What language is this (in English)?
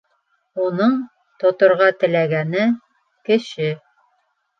Bashkir